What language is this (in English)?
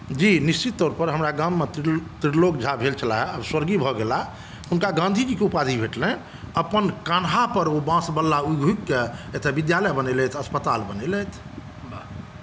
Maithili